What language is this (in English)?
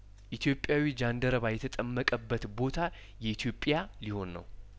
Amharic